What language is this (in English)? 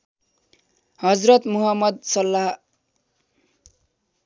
Nepali